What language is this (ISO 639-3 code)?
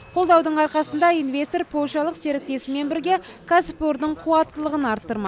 kaz